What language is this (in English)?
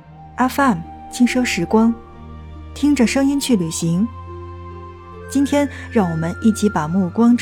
Chinese